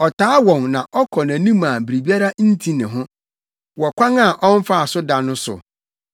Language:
Akan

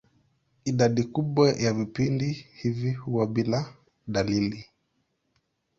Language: Swahili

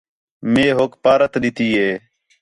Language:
Khetrani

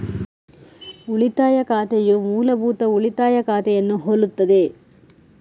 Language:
Kannada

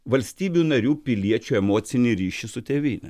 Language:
Lithuanian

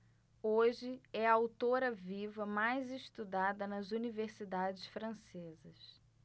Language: Portuguese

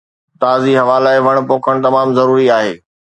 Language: Sindhi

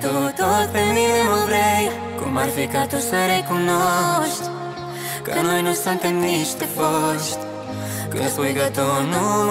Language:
Romanian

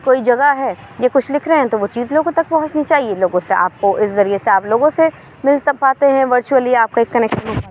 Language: Urdu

